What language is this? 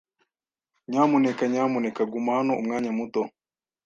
Kinyarwanda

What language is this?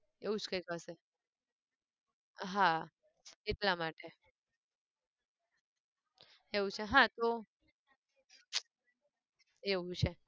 Gujarati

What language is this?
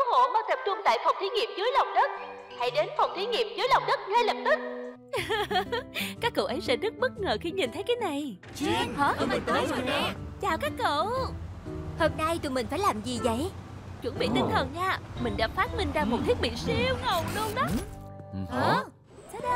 Vietnamese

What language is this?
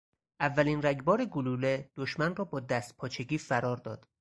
Persian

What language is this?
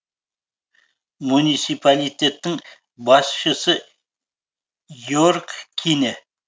Kazakh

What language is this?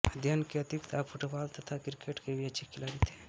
Hindi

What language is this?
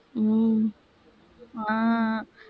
Tamil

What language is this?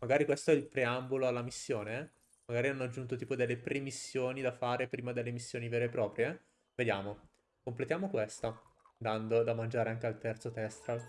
Italian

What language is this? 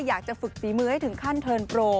Thai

